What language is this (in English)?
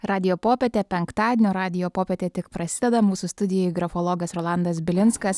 Lithuanian